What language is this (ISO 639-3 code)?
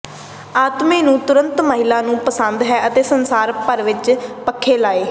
pan